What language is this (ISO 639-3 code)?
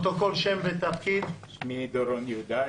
heb